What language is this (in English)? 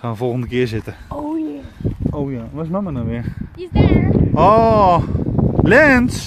Dutch